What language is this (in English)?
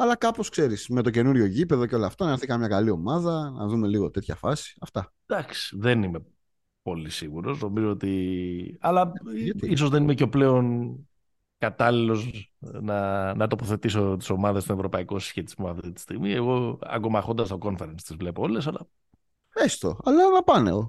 Greek